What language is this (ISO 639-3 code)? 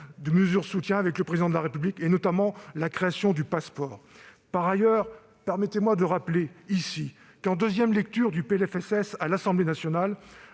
fra